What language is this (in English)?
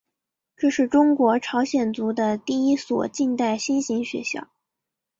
Chinese